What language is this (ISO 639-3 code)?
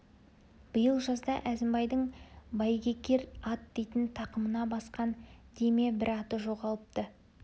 kaz